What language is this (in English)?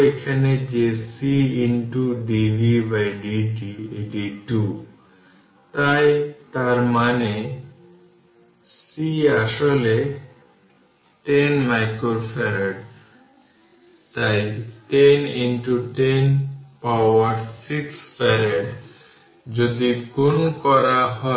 Bangla